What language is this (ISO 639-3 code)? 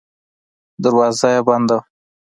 pus